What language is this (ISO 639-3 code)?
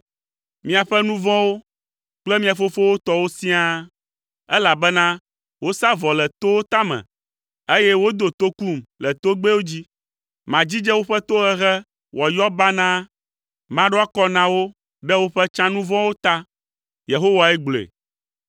ewe